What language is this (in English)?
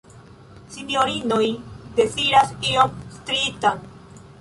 Esperanto